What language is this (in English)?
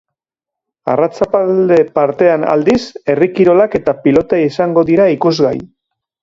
Basque